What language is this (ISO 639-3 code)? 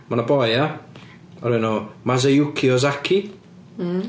cym